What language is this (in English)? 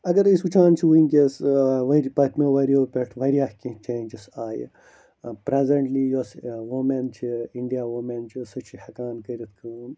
Kashmiri